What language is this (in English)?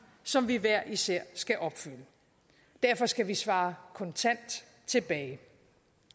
Danish